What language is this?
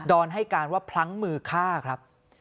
Thai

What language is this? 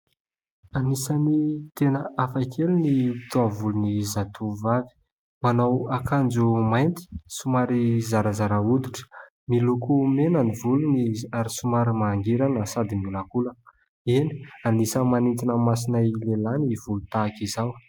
Malagasy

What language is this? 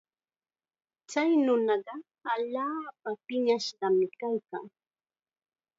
Chiquián Ancash Quechua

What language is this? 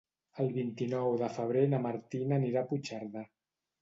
Catalan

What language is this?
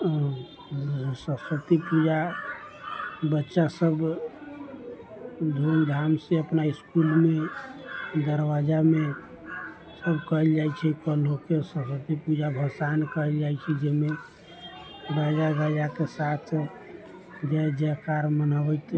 Maithili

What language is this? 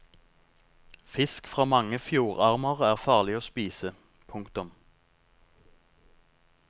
Norwegian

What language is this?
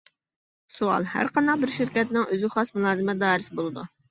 Uyghur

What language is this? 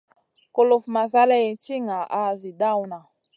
Masana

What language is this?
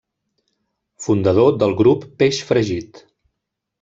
Catalan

